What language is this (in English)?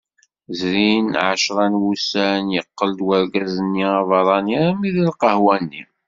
Kabyle